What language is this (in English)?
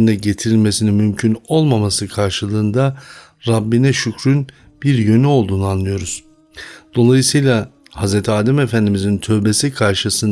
Turkish